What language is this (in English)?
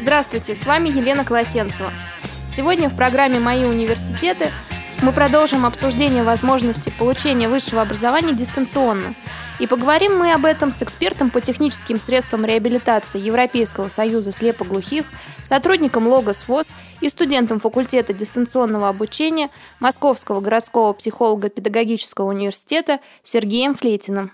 Russian